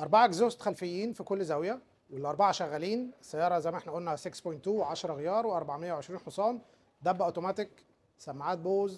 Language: Arabic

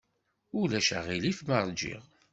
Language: Kabyle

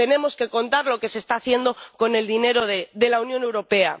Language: Spanish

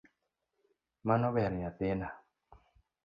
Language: Luo (Kenya and Tanzania)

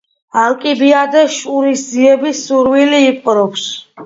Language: Georgian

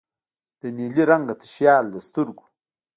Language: Pashto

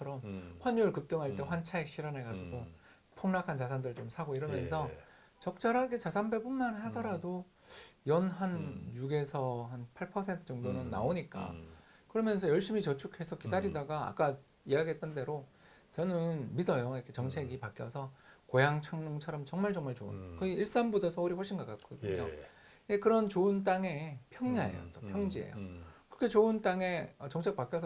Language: Korean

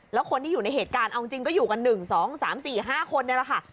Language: Thai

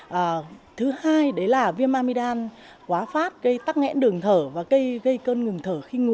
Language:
Vietnamese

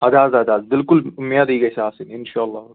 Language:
Kashmiri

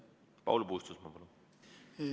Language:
Estonian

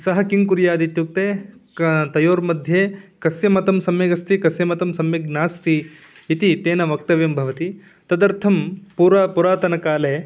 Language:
Sanskrit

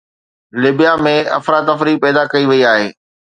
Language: Sindhi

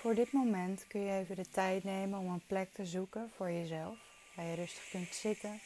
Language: Dutch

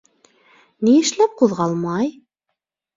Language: Bashkir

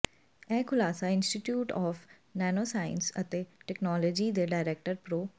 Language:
Punjabi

